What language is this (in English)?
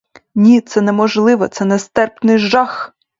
Ukrainian